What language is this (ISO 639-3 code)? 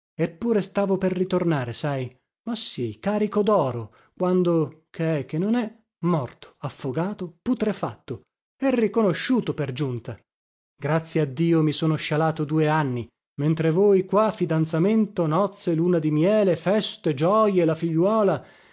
ita